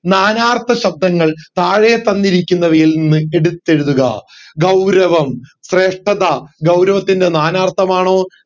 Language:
Malayalam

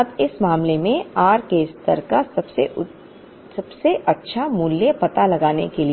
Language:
Hindi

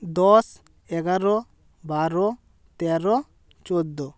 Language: Bangla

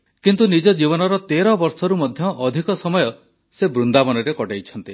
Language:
Odia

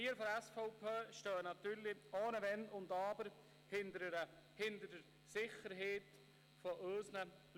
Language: Swiss German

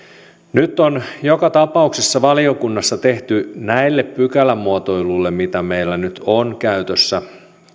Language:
Finnish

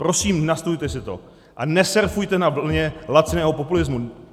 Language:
Czech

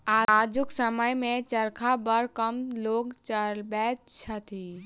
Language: Maithili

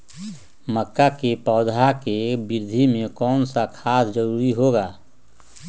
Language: Magahi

